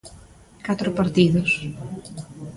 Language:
Galician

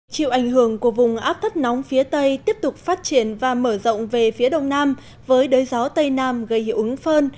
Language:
Vietnamese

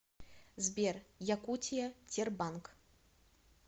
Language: Russian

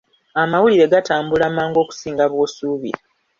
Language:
Ganda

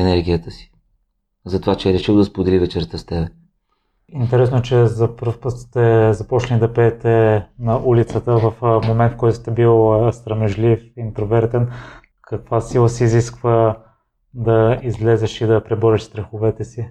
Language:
Bulgarian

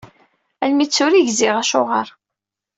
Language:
Kabyle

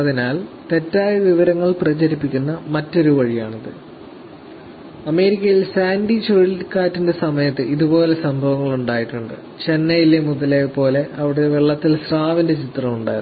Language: Malayalam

